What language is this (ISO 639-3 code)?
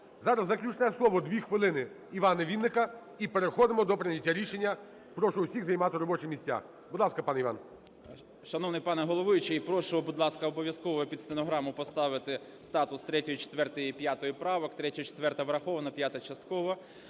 ukr